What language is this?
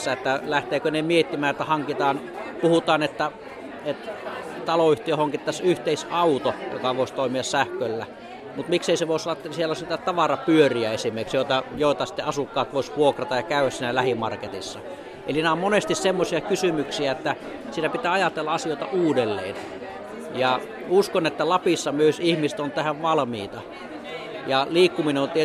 Finnish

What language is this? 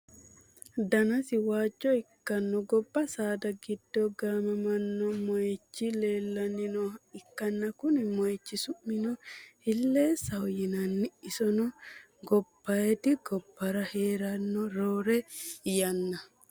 Sidamo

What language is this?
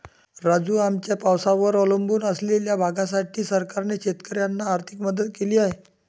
Marathi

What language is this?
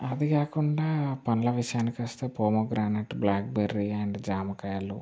Telugu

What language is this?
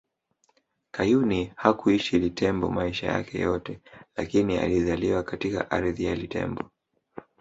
Swahili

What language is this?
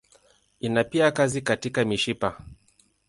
Swahili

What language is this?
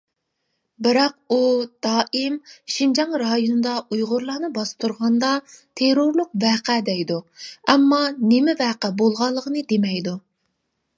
Uyghur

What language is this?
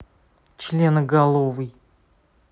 Russian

